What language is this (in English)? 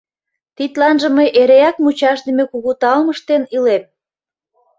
Mari